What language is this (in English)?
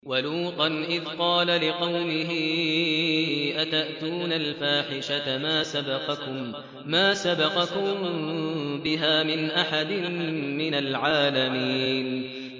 Arabic